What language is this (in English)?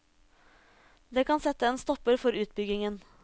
Norwegian